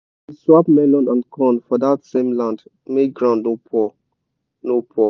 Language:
Nigerian Pidgin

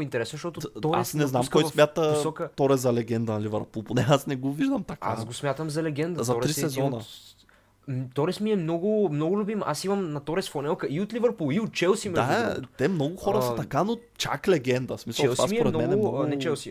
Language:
Bulgarian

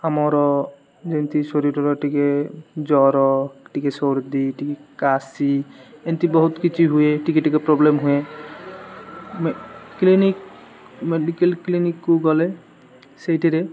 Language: Odia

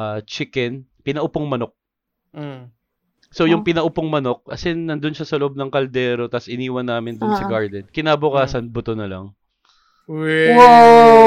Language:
Filipino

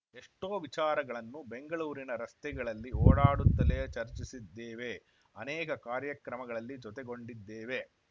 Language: Kannada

